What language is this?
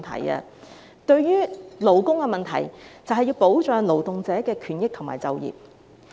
Cantonese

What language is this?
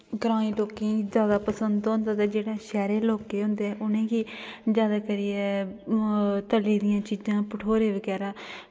Dogri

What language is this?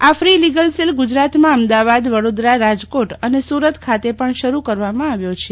Gujarati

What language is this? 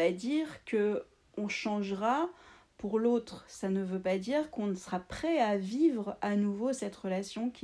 French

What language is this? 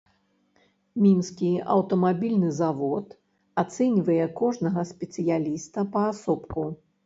Belarusian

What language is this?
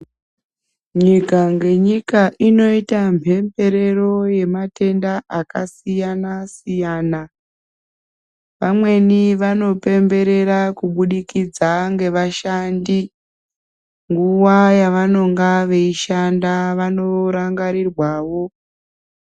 Ndau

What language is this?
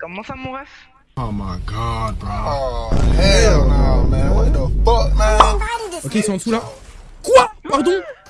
French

